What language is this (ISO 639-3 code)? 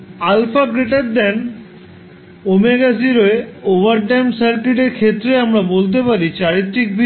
ben